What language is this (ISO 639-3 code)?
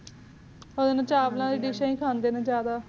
pan